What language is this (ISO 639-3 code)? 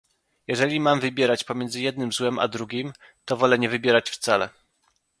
pol